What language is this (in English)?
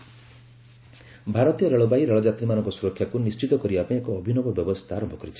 Odia